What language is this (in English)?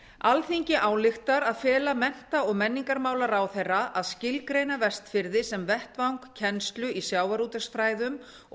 Icelandic